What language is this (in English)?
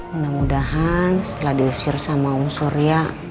Indonesian